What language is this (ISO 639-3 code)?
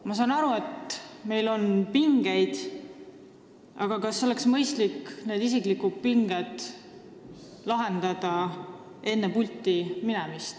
est